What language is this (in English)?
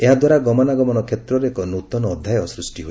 Odia